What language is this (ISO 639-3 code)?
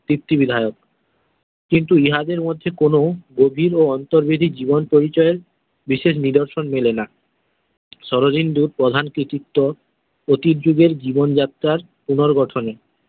ben